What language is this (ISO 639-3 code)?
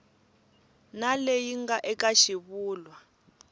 tso